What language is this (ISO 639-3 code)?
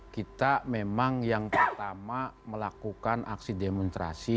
ind